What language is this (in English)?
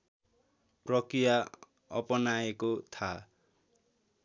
Nepali